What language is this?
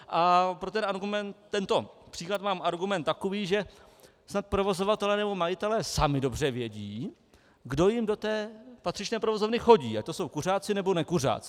Czech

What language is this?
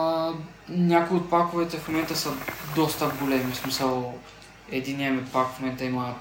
Bulgarian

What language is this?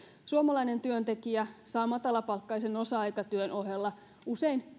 Finnish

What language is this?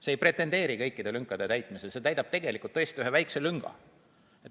Estonian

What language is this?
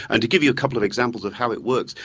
English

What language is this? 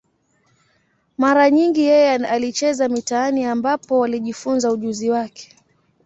Swahili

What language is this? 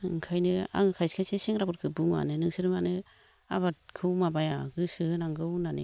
Bodo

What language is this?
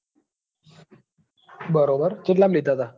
Gujarati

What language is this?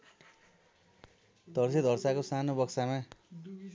Nepali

